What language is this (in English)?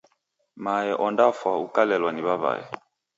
Taita